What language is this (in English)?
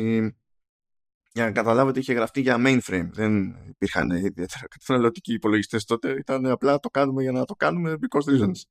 Greek